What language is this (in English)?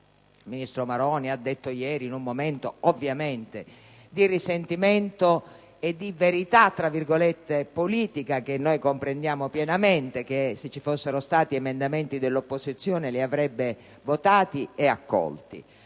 Italian